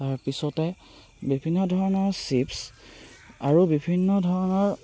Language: Assamese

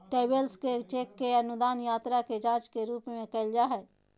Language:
Magahi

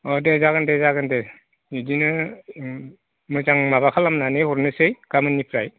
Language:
Bodo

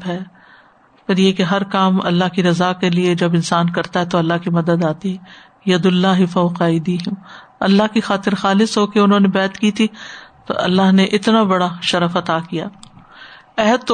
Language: Urdu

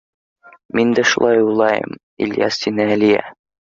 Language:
Bashkir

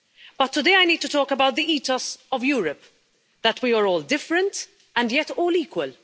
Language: English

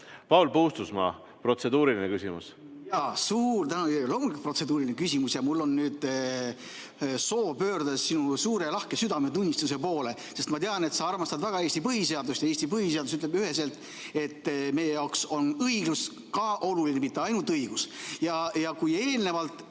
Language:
Estonian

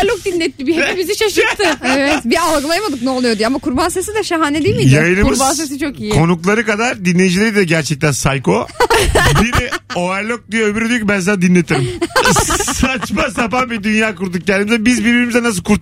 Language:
Turkish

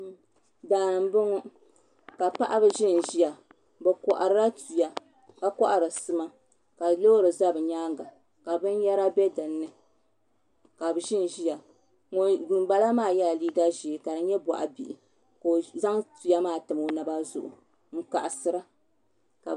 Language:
Dagbani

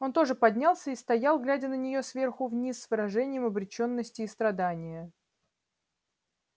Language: Russian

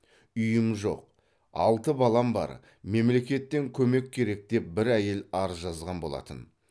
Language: Kazakh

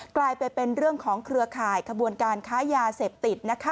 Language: Thai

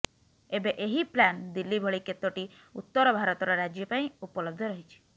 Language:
Odia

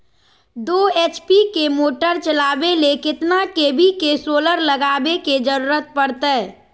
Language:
Magahi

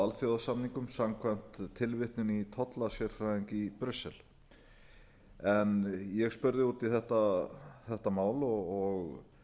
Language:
Icelandic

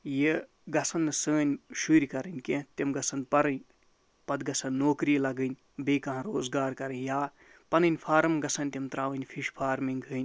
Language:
Kashmiri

